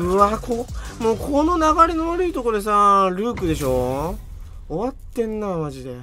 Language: Japanese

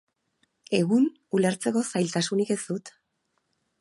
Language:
Basque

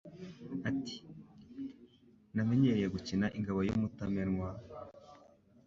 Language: Kinyarwanda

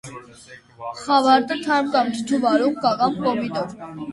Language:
Armenian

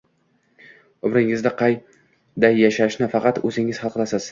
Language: Uzbek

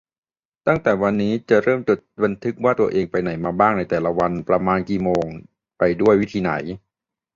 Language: Thai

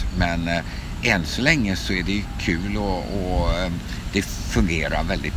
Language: Swedish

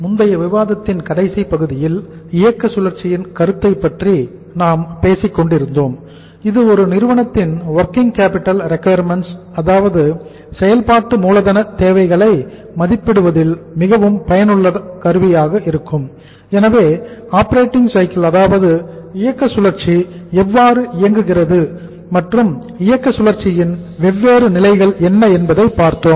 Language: Tamil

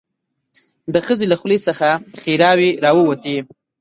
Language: Pashto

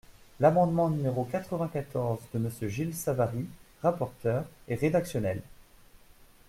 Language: French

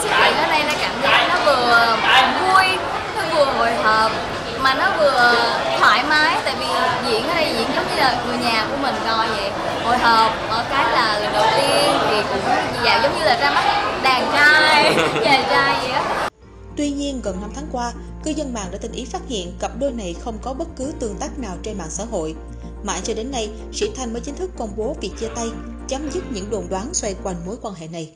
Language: Vietnamese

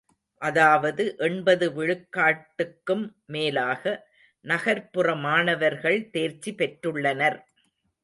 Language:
Tamil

